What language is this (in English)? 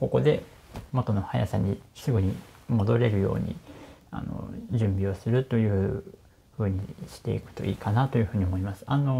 Japanese